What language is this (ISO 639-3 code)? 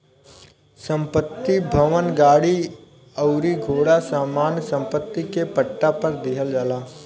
bho